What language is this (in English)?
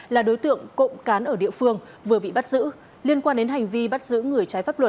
Vietnamese